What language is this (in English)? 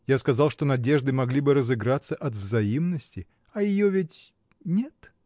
Russian